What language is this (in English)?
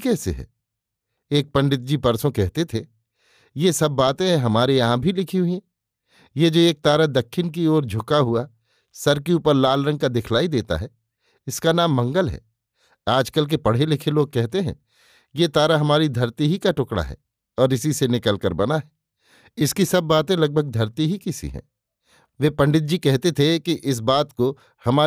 Hindi